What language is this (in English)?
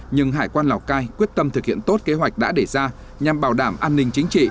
Vietnamese